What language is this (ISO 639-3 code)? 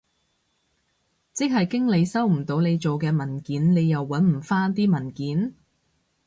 yue